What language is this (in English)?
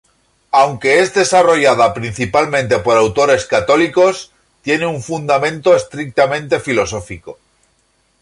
Spanish